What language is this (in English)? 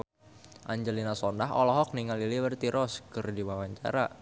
Sundanese